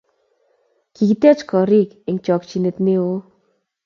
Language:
Kalenjin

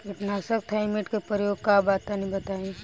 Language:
Bhojpuri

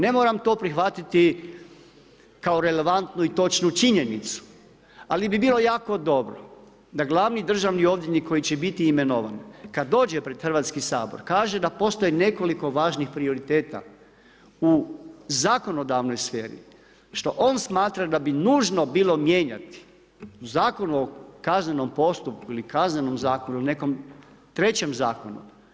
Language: Croatian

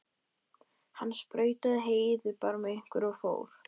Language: Icelandic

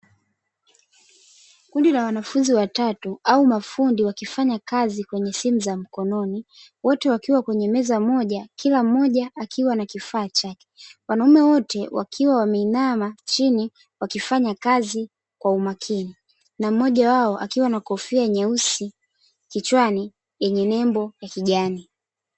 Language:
Swahili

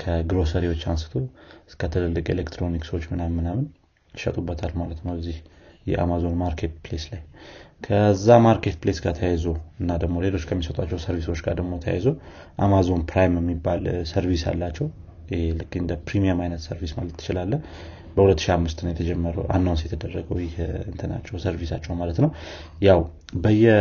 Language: Amharic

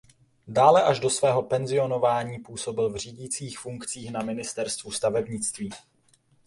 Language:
Czech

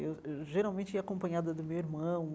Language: Portuguese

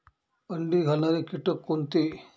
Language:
Marathi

